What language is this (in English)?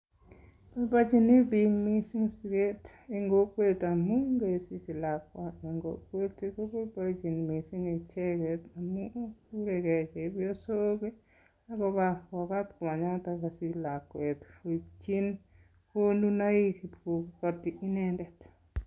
Kalenjin